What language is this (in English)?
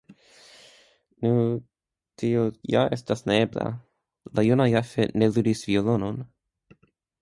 Esperanto